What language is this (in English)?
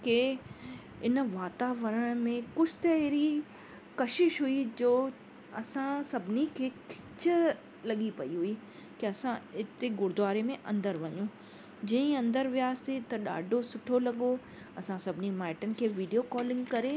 Sindhi